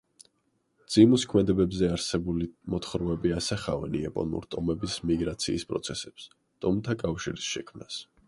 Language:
Georgian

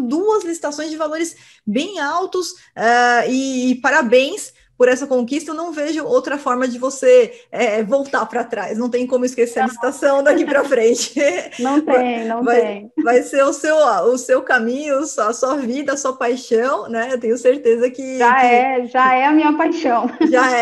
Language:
Portuguese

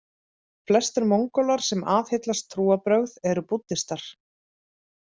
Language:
Icelandic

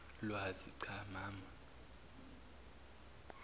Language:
Zulu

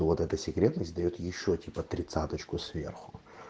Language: Russian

